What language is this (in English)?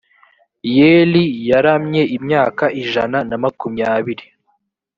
Kinyarwanda